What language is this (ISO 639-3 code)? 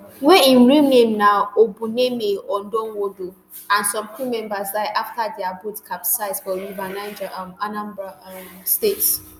pcm